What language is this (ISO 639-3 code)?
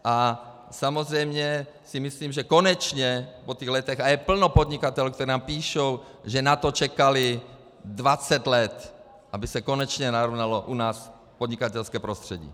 ces